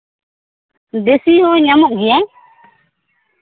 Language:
Santali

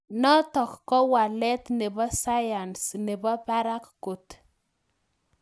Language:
Kalenjin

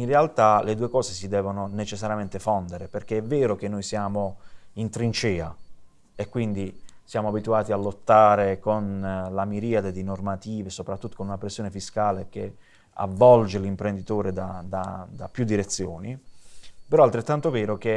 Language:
Italian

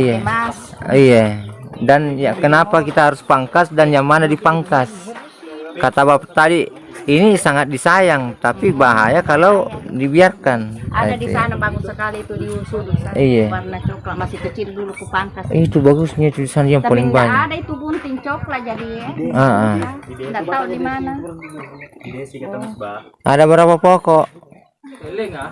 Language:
Indonesian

